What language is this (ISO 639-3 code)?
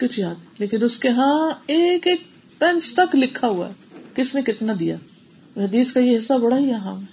urd